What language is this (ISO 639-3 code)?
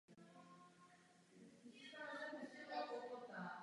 ces